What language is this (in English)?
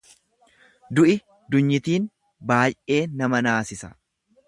Oromo